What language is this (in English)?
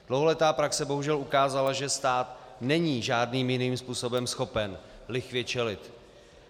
Czech